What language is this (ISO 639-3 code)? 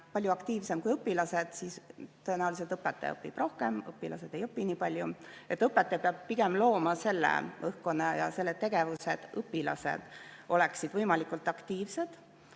est